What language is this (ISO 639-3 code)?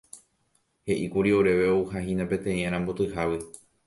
grn